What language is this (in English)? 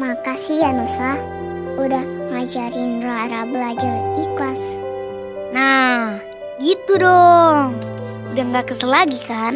Indonesian